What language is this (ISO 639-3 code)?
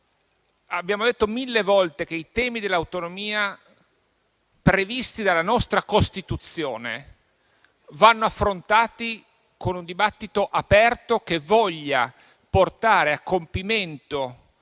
ita